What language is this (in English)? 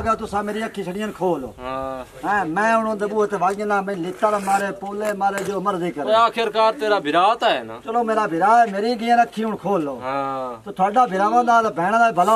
Arabic